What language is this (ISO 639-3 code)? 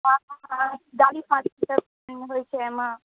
mai